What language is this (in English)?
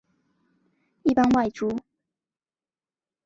Chinese